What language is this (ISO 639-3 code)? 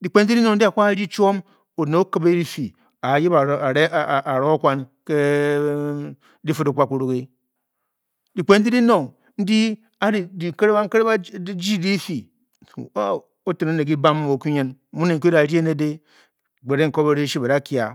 bky